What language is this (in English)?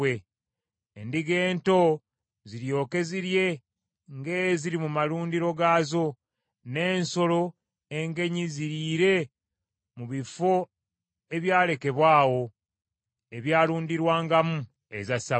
Ganda